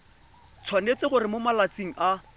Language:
Tswana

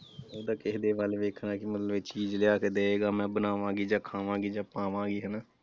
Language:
Punjabi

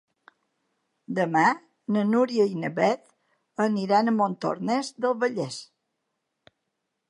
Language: Catalan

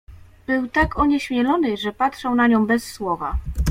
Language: Polish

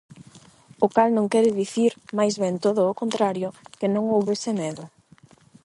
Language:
Galician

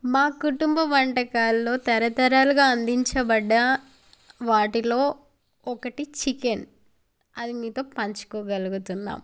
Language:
Telugu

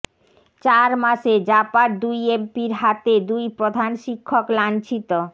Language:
Bangla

